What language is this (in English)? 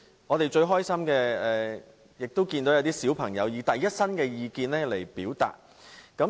Cantonese